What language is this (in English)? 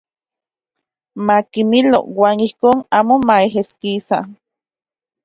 Central Puebla Nahuatl